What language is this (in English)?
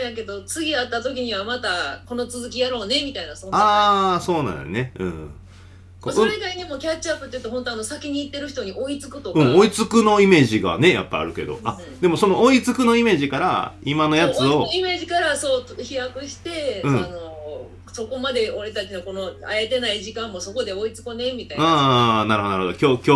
Japanese